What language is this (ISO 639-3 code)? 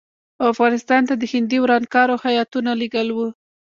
pus